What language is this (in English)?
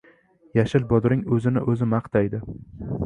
Uzbek